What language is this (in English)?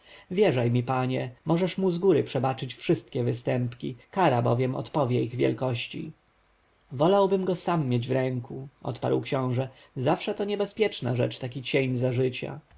Polish